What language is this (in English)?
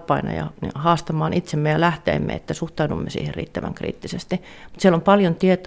Finnish